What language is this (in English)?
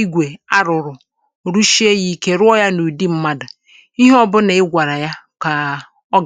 Igbo